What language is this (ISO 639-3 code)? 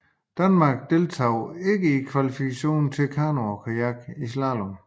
dan